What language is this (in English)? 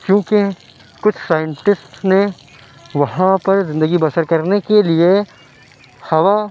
Urdu